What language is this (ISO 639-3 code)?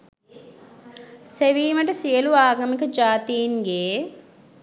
sin